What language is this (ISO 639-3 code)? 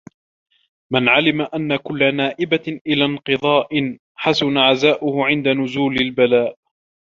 ara